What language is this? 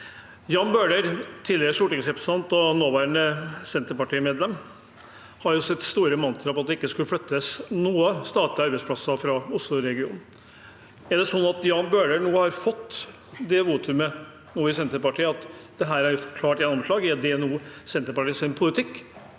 Norwegian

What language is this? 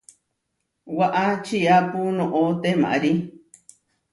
Huarijio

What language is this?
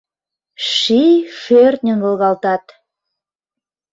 Mari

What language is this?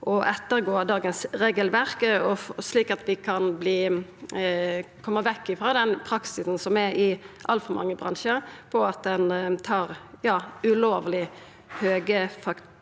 Norwegian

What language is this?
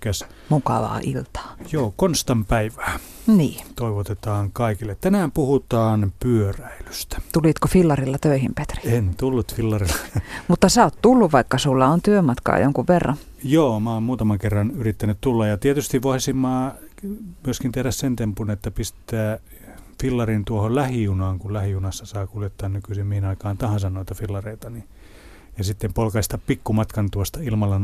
Finnish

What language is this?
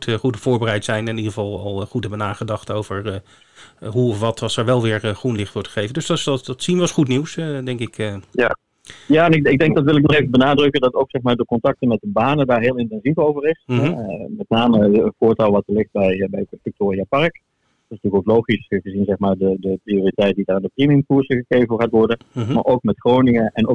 Dutch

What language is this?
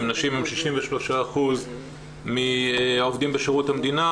Hebrew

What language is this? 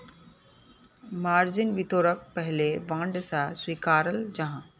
Magahi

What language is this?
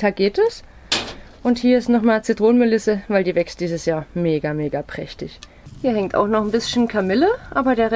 German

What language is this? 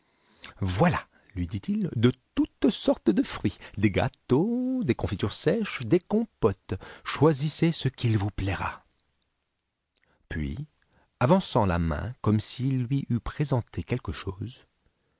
French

